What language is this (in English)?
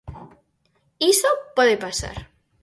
Galician